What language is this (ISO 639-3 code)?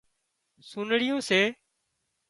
kxp